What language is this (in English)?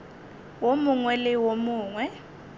Northern Sotho